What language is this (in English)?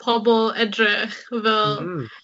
Welsh